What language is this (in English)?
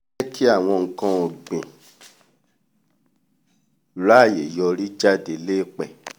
Yoruba